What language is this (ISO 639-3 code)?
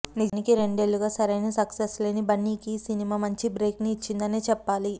tel